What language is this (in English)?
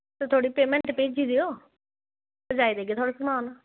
Dogri